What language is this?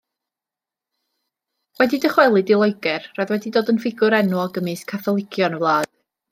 Welsh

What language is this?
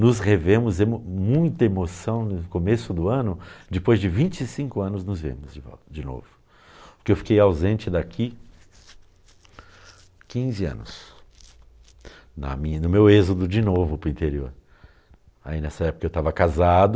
Portuguese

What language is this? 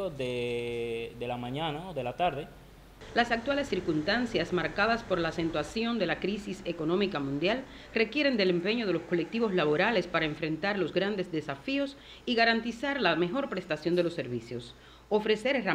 Spanish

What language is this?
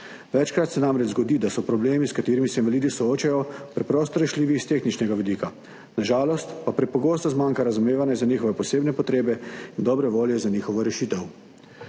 Slovenian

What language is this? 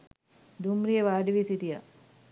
Sinhala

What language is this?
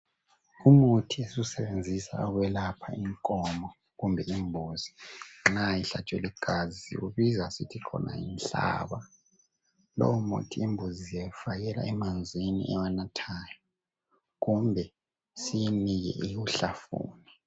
North Ndebele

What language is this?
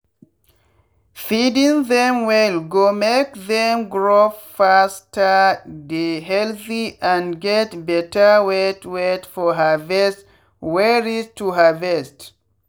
Nigerian Pidgin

